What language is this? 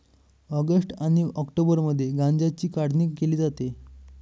Marathi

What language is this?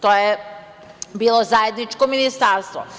Serbian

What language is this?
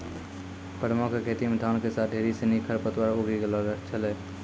Maithili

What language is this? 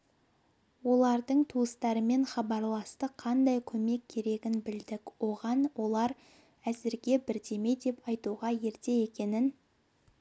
Kazakh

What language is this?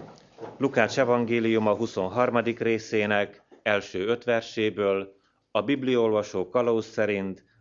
Hungarian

